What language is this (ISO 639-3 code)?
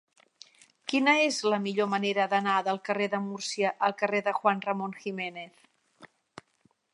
cat